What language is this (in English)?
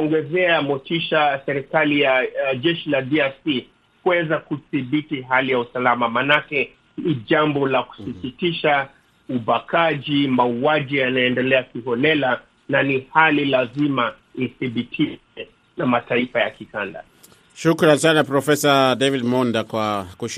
Swahili